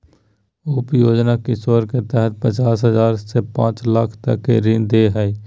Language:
Magahi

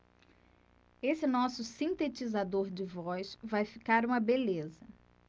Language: Portuguese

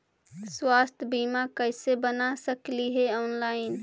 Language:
Magahi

